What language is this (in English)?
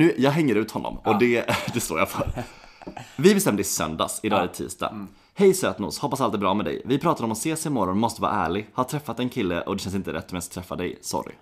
Swedish